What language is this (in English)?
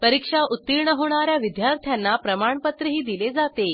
Marathi